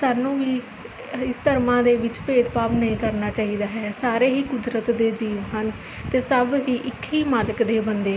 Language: Punjabi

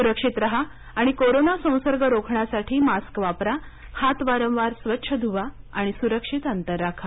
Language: Marathi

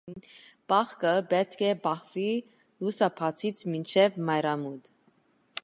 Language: Armenian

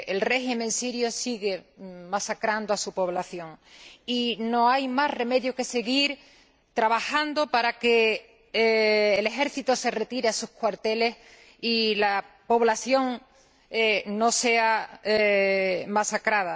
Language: Spanish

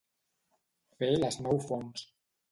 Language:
Catalan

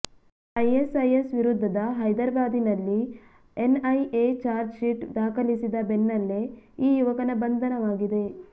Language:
Kannada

